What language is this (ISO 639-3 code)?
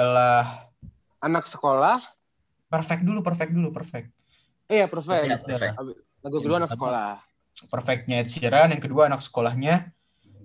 ind